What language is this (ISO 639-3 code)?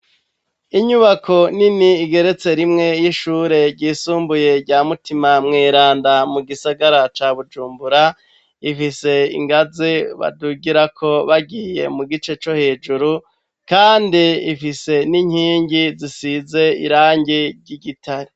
run